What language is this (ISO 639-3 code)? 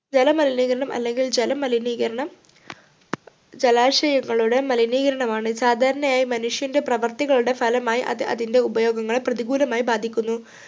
mal